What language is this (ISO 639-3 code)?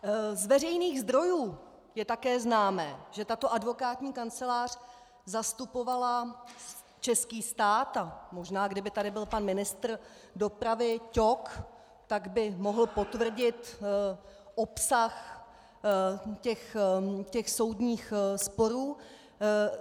ces